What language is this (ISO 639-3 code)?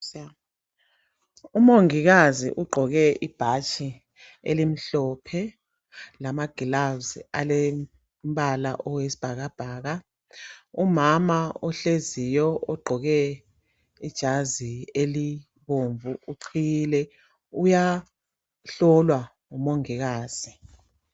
nde